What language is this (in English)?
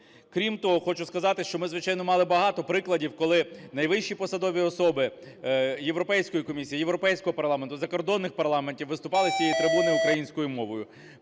Ukrainian